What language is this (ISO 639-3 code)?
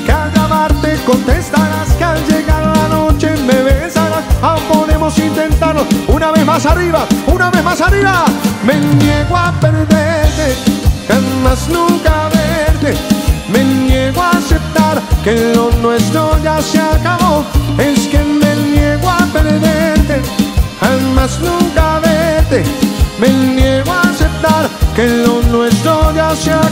spa